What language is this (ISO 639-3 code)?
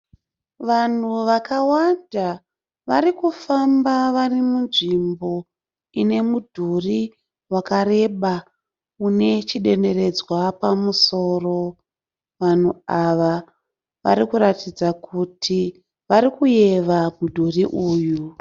sna